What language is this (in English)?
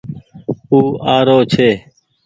Goaria